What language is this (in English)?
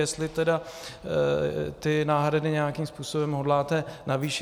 Czech